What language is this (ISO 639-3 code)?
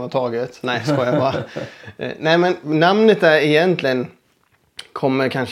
swe